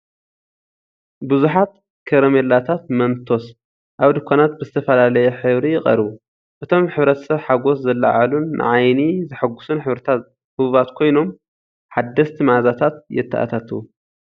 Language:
Tigrinya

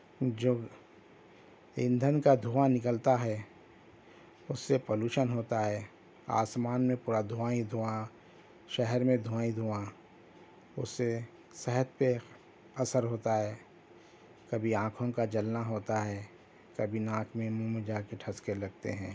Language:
Urdu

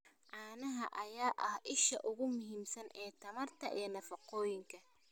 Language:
Somali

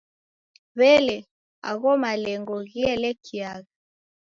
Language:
Taita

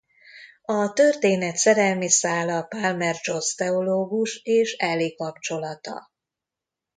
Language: Hungarian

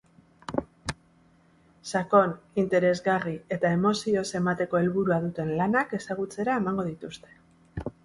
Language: Basque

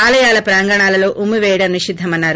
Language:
Telugu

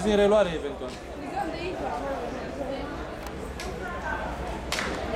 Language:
Romanian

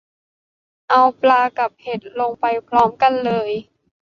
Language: Thai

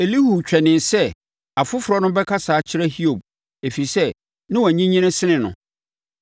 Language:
Akan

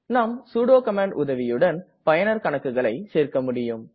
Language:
Tamil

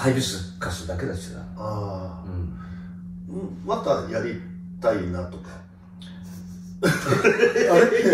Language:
Japanese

